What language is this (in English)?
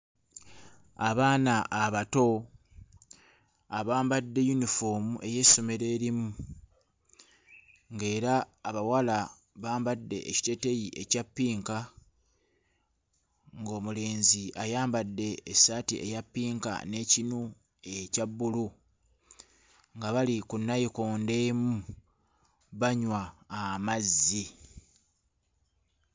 Ganda